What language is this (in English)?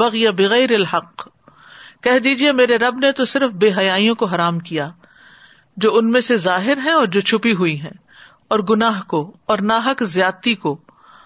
Urdu